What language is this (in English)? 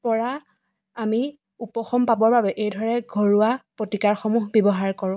Assamese